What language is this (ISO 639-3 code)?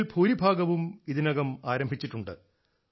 mal